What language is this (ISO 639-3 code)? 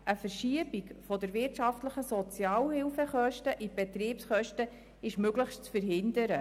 gsw